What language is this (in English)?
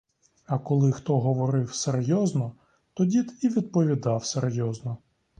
Ukrainian